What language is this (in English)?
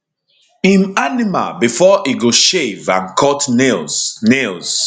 Nigerian Pidgin